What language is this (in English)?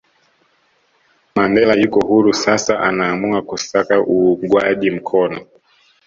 Swahili